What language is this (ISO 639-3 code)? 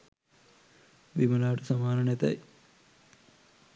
sin